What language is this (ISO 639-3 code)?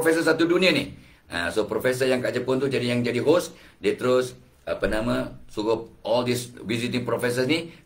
msa